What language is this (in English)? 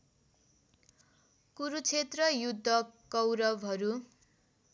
Nepali